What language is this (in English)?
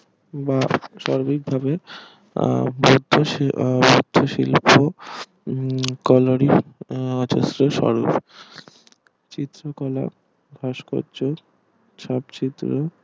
Bangla